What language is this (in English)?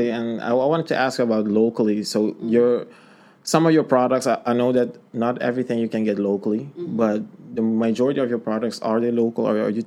English